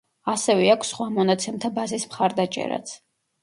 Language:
Georgian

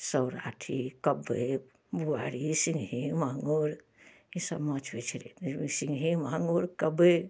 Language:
Maithili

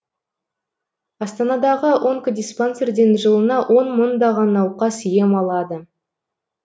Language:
Kazakh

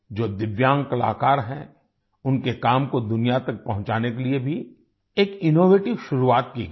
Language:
Hindi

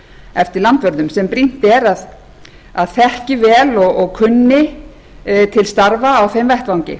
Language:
Icelandic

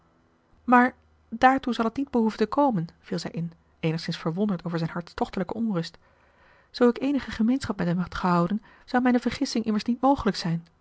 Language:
Dutch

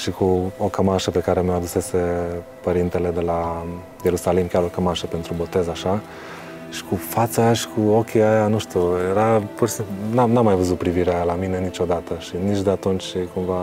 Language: Romanian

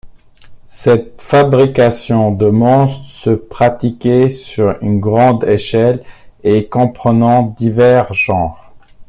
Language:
French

